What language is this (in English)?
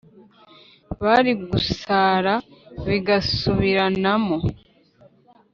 Kinyarwanda